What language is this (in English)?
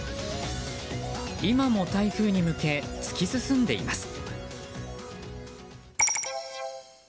Japanese